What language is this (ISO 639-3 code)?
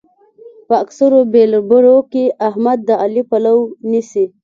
pus